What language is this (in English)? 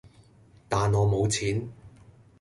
Cantonese